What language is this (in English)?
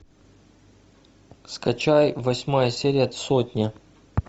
Russian